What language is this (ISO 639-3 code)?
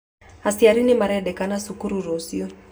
kik